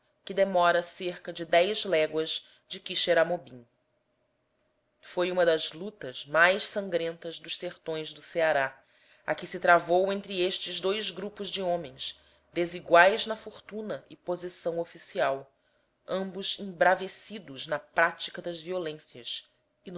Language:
Portuguese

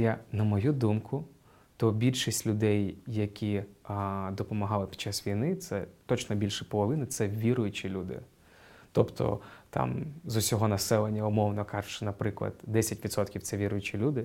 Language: Ukrainian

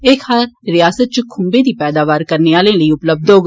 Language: Dogri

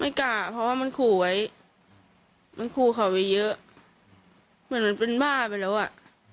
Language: Thai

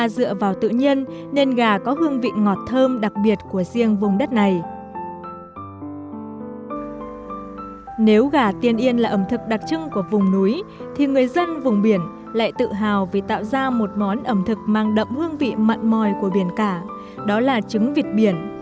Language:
Vietnamese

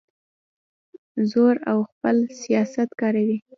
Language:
Pashto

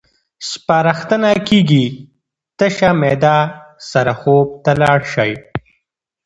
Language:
Pashto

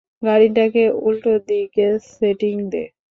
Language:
Bangla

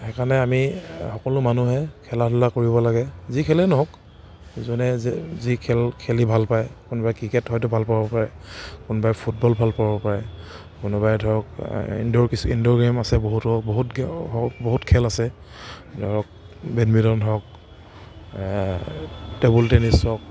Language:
Assamese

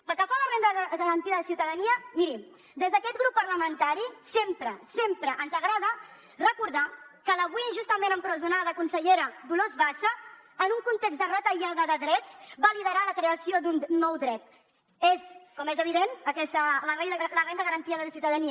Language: Catalan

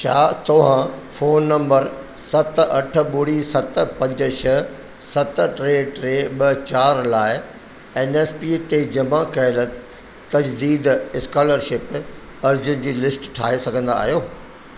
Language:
Sindhi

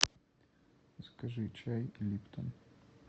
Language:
Russian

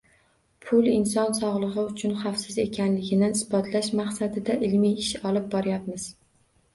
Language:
Uzbek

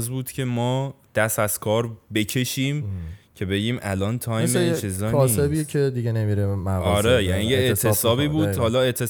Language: Persian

